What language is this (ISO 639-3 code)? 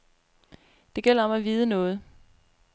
dan